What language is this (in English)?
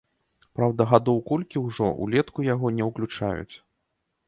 Belarusian